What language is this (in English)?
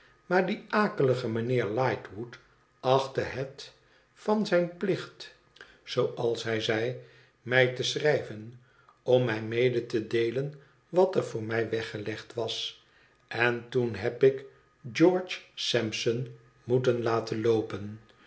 Dutch